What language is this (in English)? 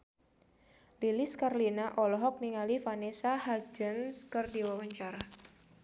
Sundanese